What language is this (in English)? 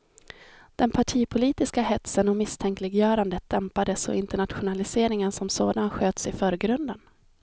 Swedish